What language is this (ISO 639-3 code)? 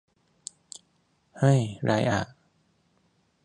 tha